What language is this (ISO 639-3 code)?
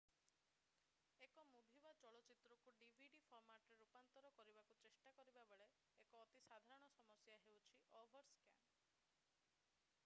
ori